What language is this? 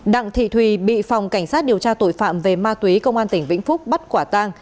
Vietnamese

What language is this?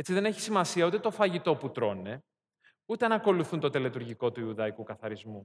Greek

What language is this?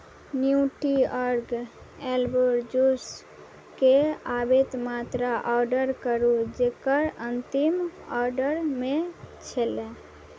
Maithili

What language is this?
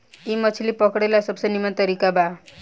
Bhojpuri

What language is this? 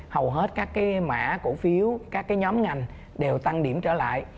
Vietnamese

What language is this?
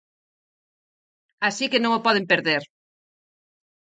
Galician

